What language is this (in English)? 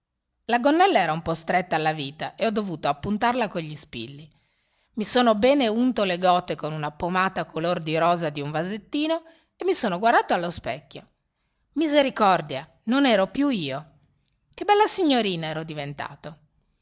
Italian